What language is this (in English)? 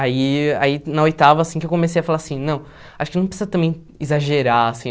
Portuguese